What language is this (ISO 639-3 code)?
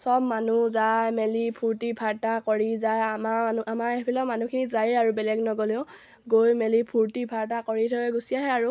asm